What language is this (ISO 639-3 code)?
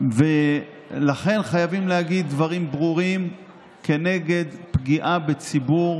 heb